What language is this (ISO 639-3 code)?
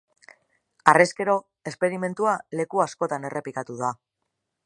eus